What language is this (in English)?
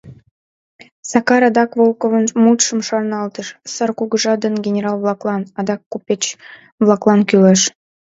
Mari